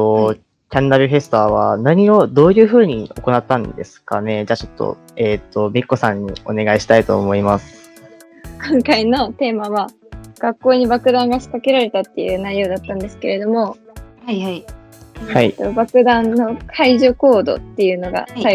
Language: Japanese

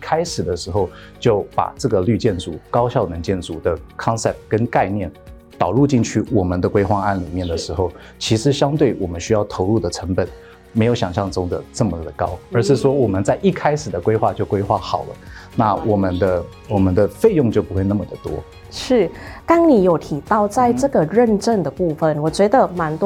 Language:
Chinese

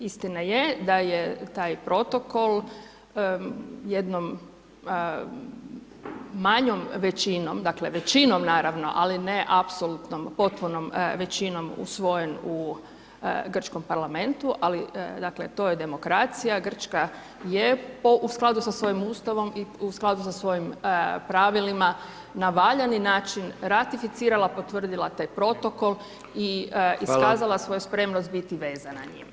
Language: Croatian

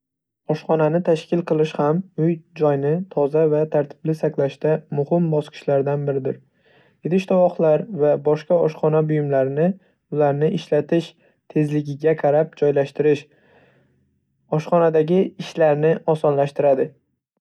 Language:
Uzbek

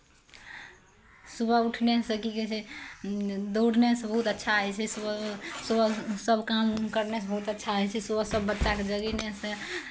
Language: Maithili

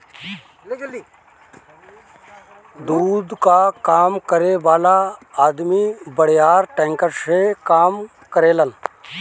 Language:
Bhojpuri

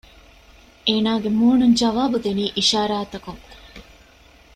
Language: Divehi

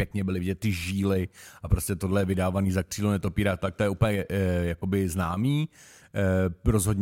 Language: Czech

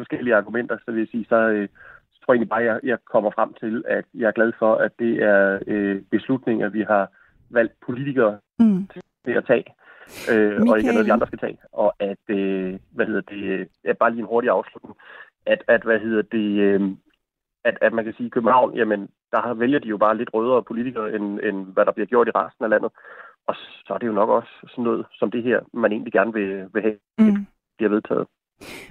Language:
Danish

